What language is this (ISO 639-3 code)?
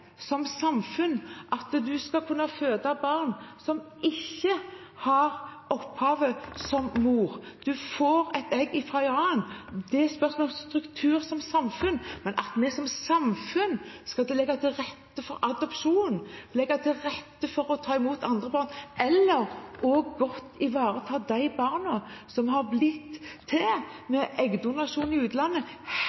nob